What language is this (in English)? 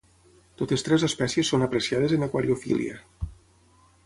Catalan